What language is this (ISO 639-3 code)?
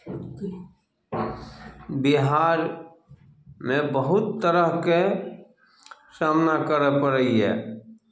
mai